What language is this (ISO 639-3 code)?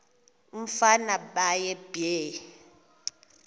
xho